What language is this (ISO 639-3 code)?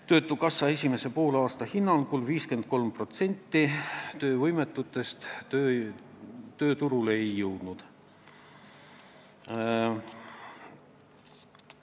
est